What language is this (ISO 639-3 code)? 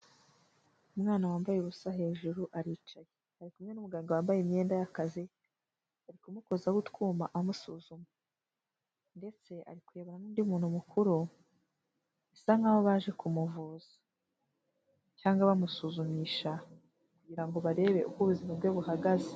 kin